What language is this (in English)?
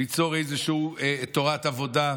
Hebrew